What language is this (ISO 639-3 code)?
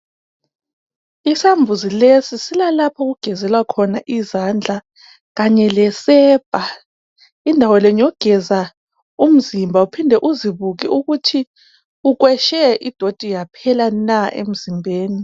nde